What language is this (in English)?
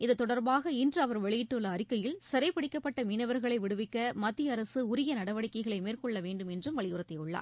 Tamil